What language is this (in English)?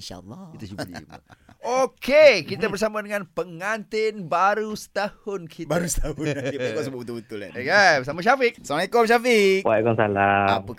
Malay